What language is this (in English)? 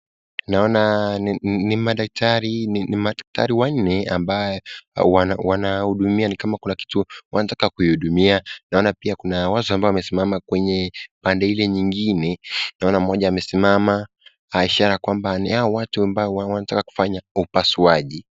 Swahili